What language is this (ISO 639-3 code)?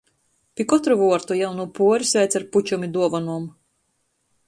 ltg